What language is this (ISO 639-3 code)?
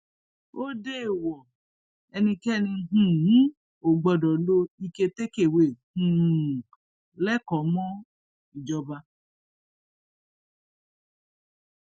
yor